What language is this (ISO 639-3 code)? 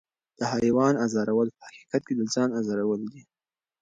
pus